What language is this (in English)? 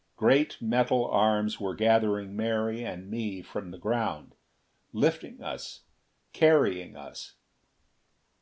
English